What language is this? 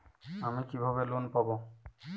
Bangla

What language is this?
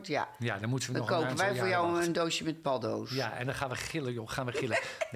Dutch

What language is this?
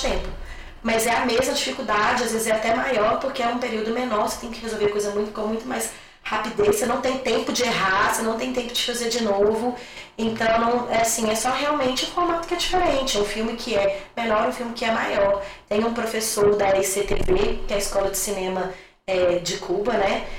Portuguese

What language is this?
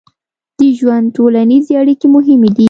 Pashto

